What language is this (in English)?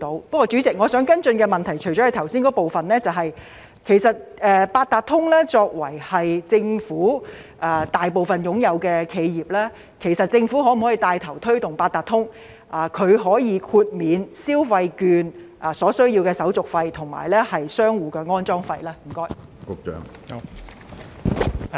Cantonese